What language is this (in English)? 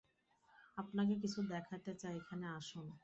Bangla